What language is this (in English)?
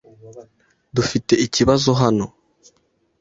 Kinyarwanda